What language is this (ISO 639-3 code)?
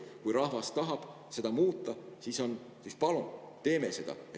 est